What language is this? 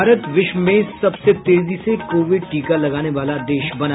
Hindi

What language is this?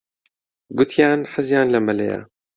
Central Kurdish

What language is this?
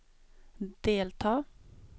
Swedish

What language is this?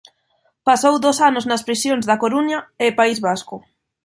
Galician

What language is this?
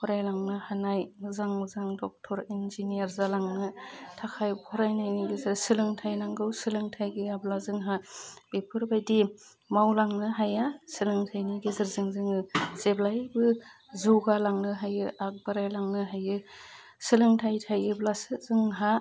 Bodo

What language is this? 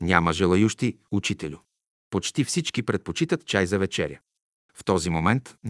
Bulgarian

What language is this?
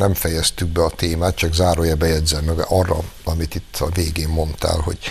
Hungarian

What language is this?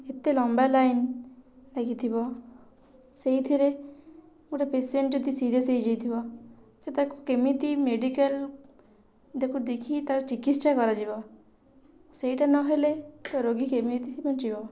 Odia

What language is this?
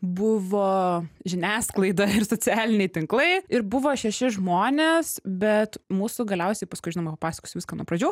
Lithuanian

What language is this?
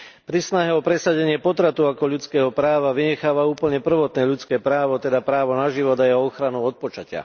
Slovak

